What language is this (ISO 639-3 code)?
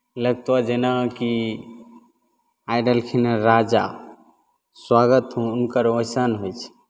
mai